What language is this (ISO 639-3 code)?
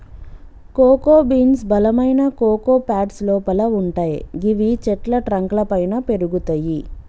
tel